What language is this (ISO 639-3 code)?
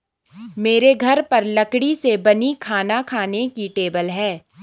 hin